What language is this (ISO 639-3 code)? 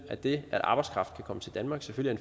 dan